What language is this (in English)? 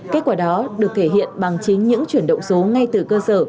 Vietnamese